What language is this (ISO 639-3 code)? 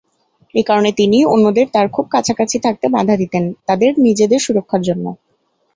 ben